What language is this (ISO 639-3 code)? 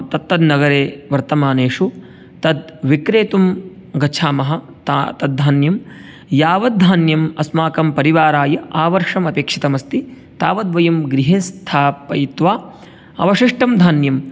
san